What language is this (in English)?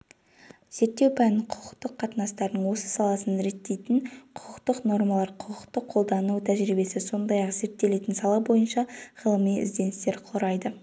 Kazakh